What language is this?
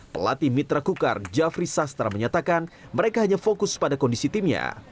Indonesian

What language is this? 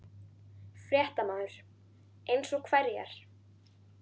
Icelandic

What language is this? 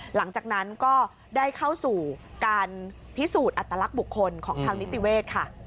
Thai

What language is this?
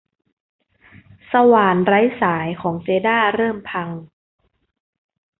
Thai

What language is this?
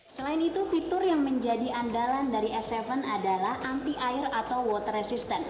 Indonesian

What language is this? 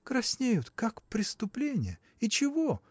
Russian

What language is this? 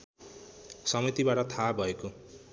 Nepali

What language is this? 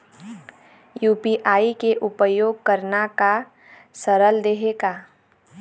Chhattisgarhi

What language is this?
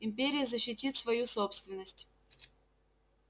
Russian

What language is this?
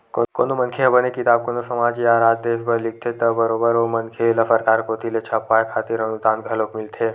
Chhattisgarhi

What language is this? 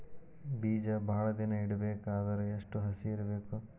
Kannada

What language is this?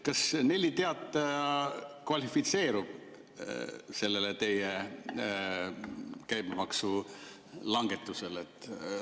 Estonian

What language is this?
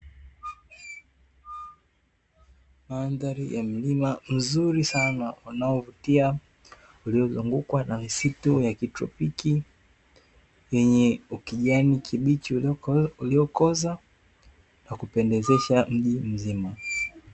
Swahili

